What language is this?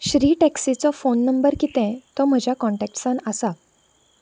Konkani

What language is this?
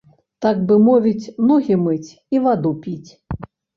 Belarusian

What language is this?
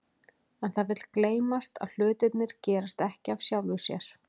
Icelandic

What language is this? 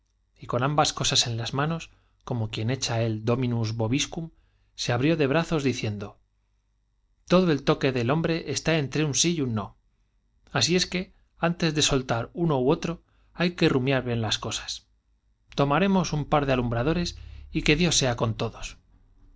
Spanish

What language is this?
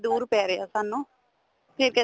Punjabi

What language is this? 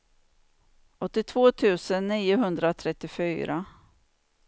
Swedish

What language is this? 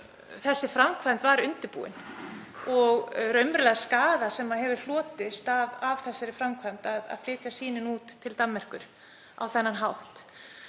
Icelandic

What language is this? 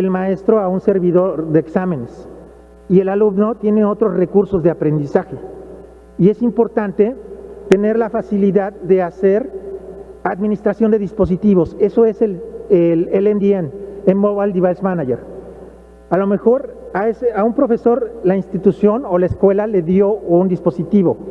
Spanish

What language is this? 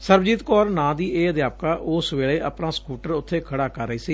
Punjabi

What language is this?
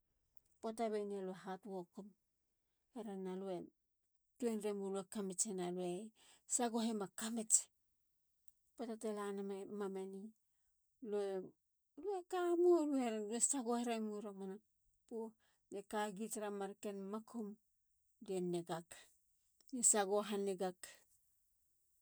Halia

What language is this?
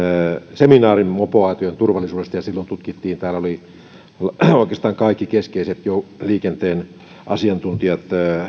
Finnish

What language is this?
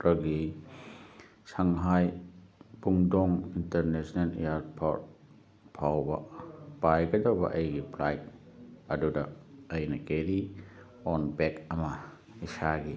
Manipuri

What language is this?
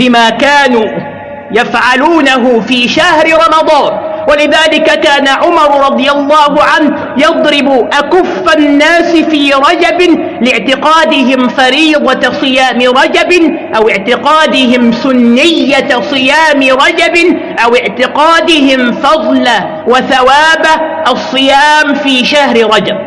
Arabic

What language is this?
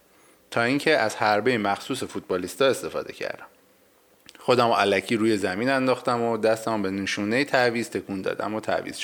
Persian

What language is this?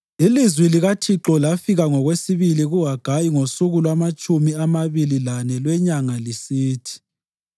North Ndebele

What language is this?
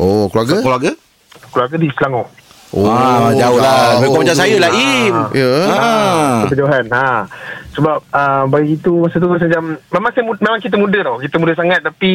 Malay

